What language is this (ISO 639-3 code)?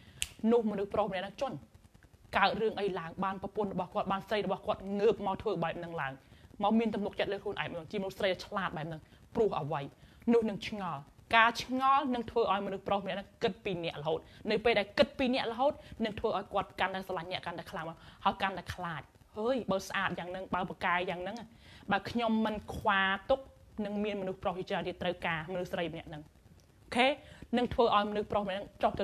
tha